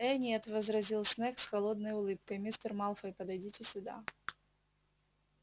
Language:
Russian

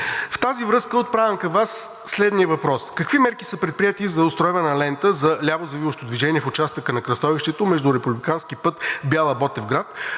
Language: Bulgarian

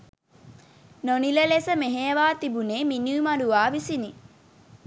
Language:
Sinhala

